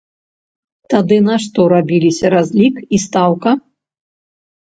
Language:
Belarusian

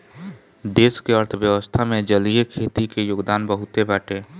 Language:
Bhojpuri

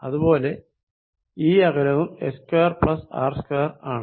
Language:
Malayalam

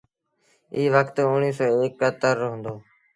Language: Sindhi Bhil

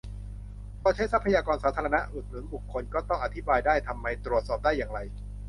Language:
Thai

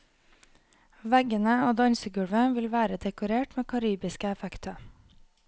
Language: Norwegian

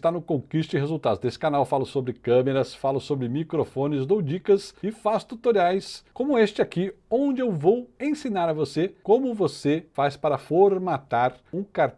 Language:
Portuguese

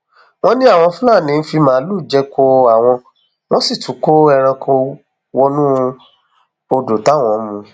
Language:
Yoruba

